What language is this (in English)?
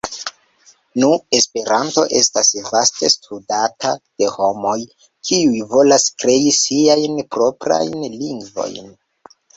Esperanto